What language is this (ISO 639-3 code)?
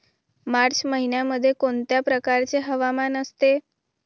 mar